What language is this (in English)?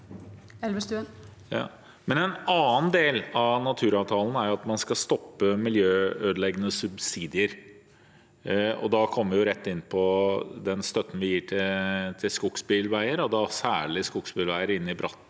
Norwegian